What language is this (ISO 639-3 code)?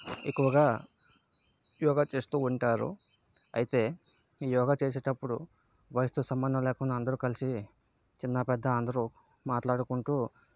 tel